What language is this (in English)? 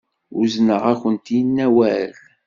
Kabyle